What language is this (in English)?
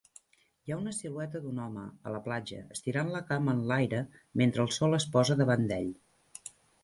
Catalan